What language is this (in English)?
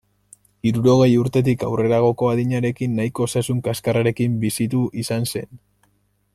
Basque